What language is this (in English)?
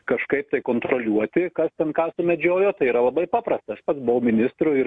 Lithuanian